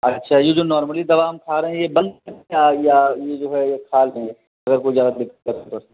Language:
Hindi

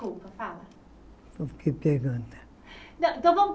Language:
Portuguese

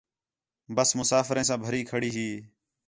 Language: Khetrani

